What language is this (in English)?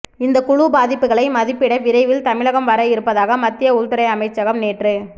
Tamil